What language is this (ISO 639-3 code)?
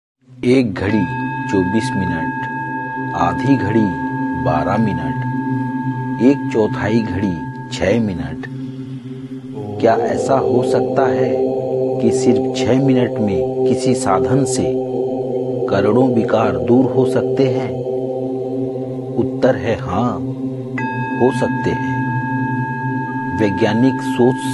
hin